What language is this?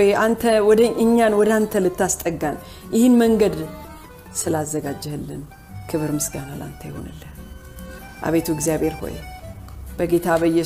Amharic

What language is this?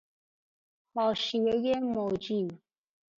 Persian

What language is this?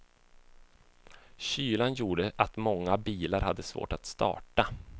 Swedish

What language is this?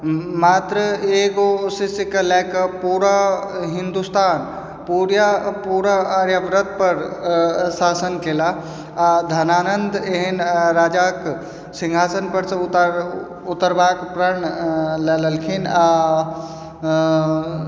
Maithili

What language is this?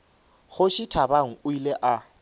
Northern Sotho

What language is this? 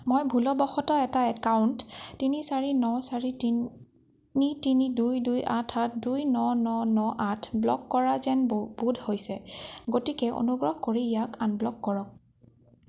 Assamese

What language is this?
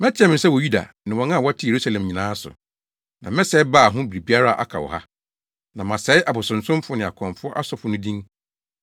Akan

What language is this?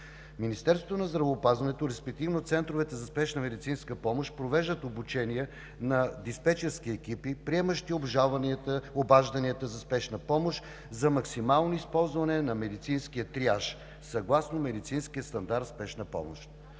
Bulgarian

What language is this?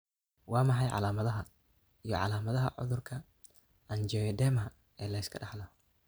Somali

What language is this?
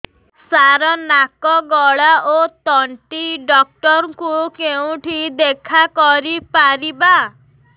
Odia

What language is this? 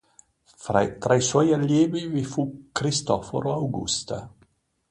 Italian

